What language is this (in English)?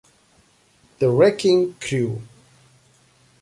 Italian